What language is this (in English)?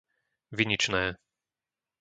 Slovak